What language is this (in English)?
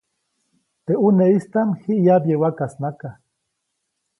Copainalá Zoque